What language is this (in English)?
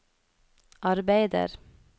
Norwegian